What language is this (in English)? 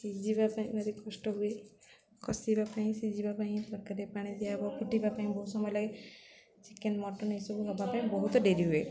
Odia